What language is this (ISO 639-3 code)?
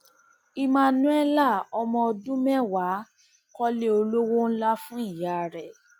yor